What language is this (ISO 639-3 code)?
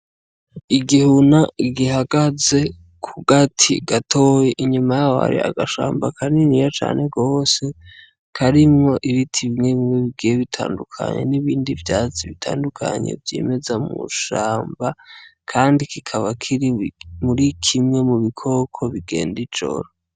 run